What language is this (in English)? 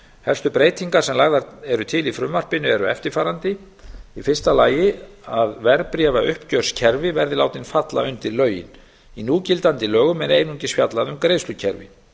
Icelandic